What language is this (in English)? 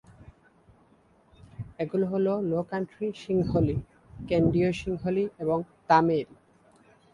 Bangla